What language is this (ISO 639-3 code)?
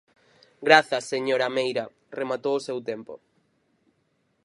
glg